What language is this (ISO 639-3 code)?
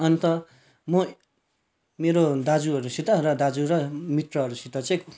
nep